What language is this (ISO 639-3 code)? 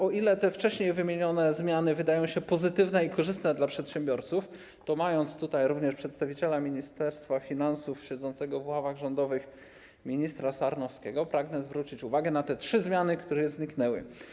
pol